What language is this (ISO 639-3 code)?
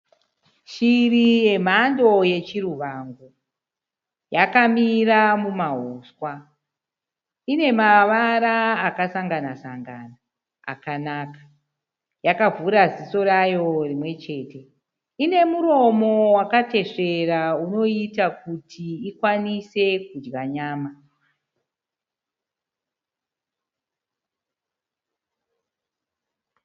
sna